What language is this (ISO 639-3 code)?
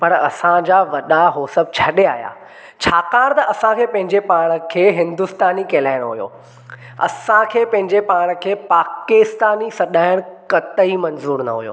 snd